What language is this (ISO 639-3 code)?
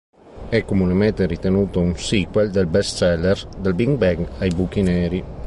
ita